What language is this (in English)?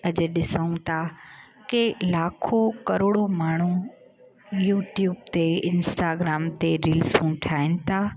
Sindhi